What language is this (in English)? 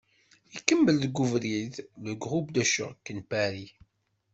Kabyle